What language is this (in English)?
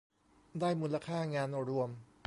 Thai